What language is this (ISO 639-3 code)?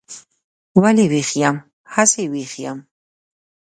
pus